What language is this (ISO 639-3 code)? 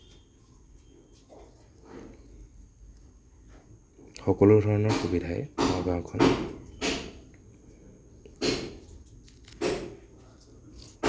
asm